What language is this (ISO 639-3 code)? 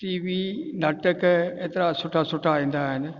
snd